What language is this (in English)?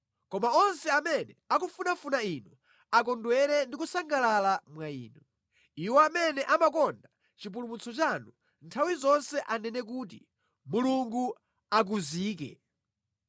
Nyanja